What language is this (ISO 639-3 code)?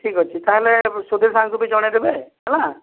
ori